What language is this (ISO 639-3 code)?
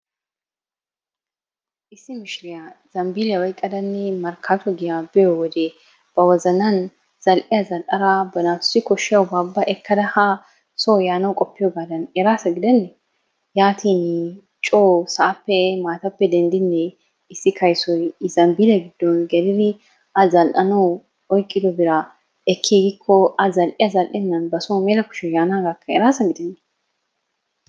wal